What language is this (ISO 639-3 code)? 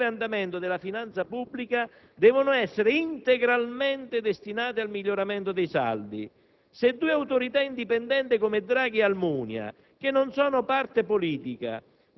ita